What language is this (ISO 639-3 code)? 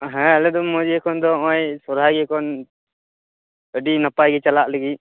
sat